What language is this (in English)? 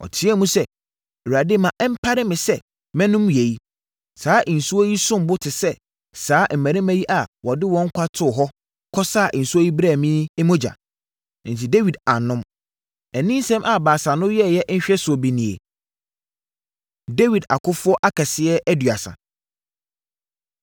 Akan